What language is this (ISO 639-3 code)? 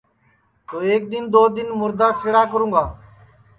ssi